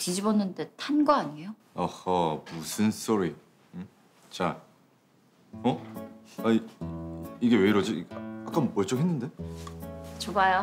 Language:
Korean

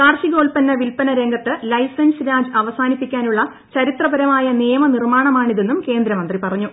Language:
Malayalam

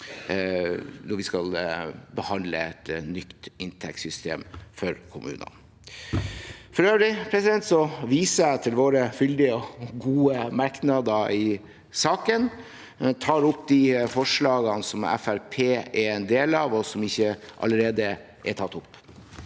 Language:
Norwegian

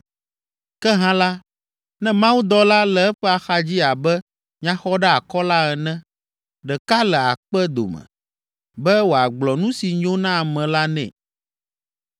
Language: Ewe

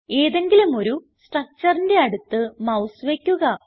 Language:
Malayalam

